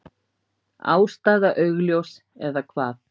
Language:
Icelandic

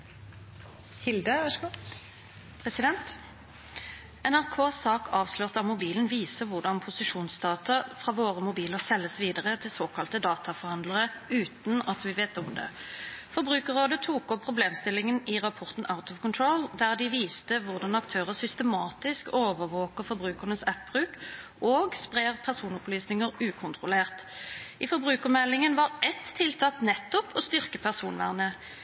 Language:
Norwegian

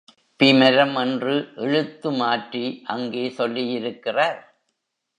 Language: Tamil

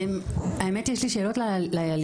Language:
Hebrew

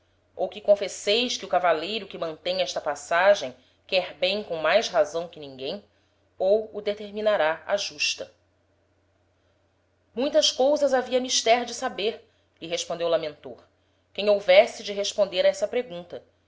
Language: Portuguese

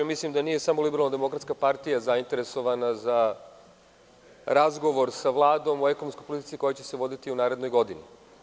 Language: Serbian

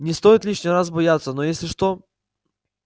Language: Russian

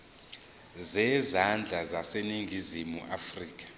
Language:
Zulu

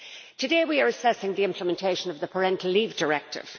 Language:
English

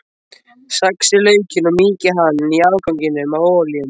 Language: Icelandic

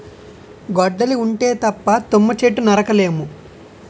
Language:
Telugu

